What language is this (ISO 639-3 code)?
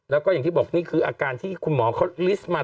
tha